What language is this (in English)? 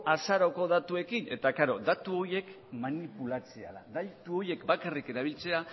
Basque